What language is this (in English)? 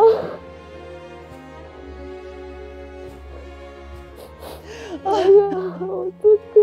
Korean